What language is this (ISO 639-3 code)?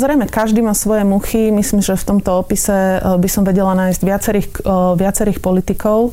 slk